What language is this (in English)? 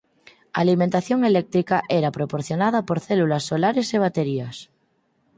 Galician